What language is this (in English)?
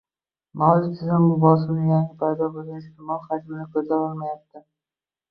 Uzbek